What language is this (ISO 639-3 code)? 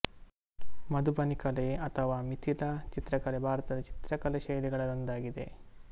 kan